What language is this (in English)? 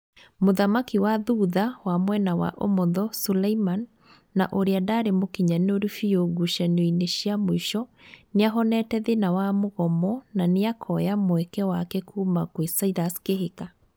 Kikuyu